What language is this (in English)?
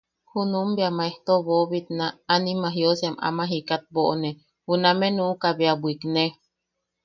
Yaqui